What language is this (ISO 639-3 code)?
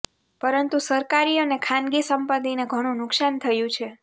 guj